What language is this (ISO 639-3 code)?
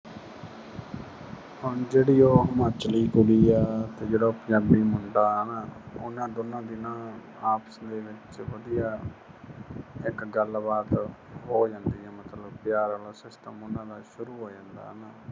pan